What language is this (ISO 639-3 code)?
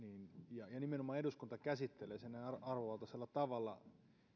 fin